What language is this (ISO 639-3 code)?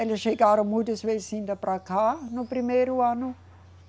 por